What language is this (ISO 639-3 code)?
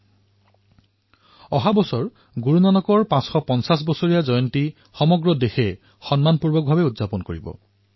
asm